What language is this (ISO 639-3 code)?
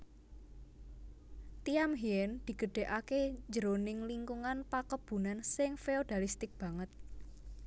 jav